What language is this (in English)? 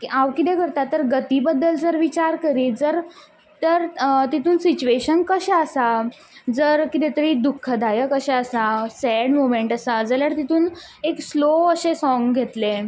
Konkani